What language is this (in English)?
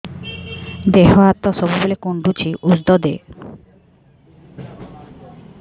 Odia